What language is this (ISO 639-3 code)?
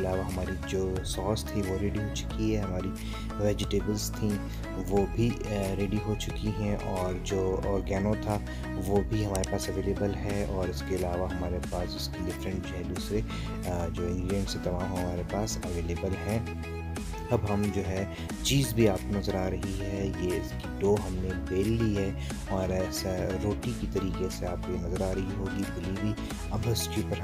hin